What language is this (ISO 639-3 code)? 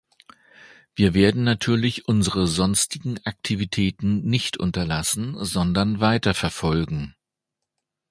deu